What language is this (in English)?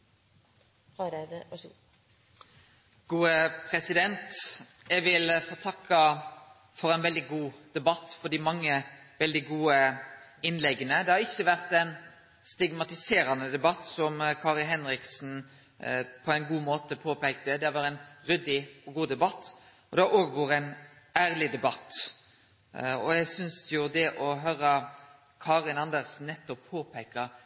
Norwegian